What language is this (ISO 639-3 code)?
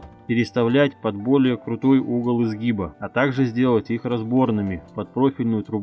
rus